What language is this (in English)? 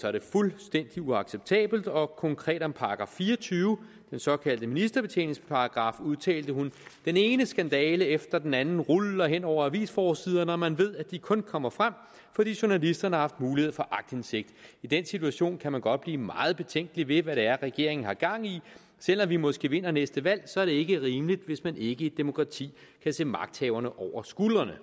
Danish